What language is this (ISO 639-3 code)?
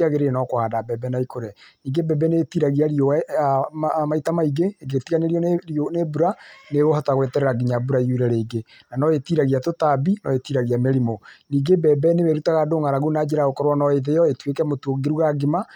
kik